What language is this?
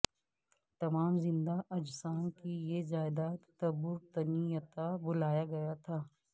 Urdu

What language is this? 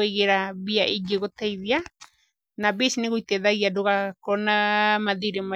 Kikuyu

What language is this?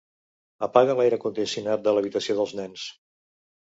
Catalan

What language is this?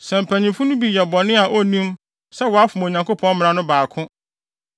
Akan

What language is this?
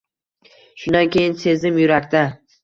Uzbek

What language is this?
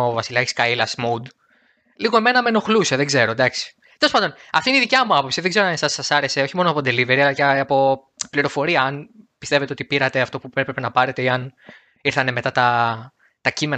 Greek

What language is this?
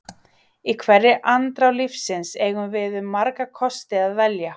Icelandic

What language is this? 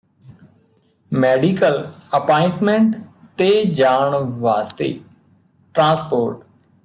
Punjabi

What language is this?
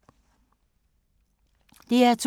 Danish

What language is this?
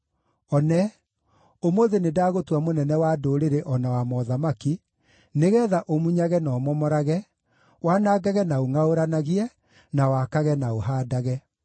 Kikuyu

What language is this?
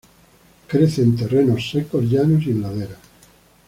Spanish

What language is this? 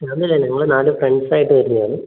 Malayalam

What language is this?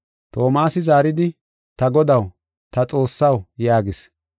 Gofa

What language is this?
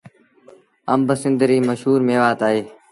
Sindhi Bhil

